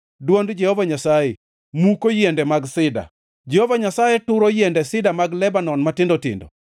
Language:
Luo (Kenya and Tanzania)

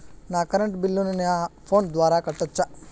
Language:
Telugu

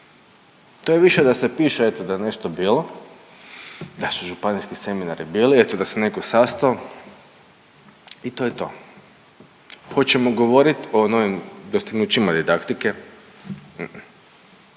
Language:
Croatian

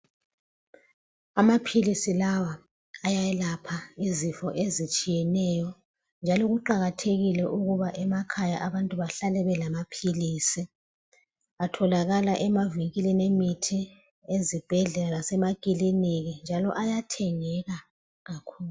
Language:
North Ndebele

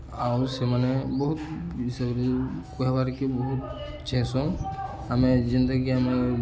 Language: Odia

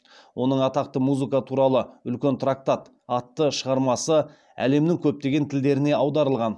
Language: Kazakh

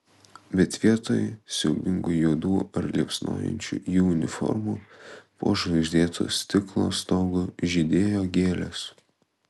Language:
Lithuanian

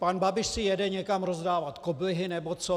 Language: Czech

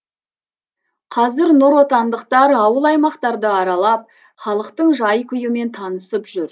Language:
Kazakh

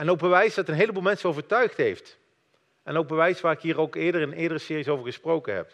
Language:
Dutch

